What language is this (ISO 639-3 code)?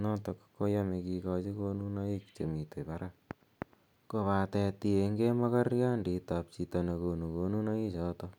kln